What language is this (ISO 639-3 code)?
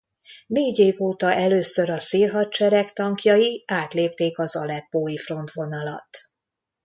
hun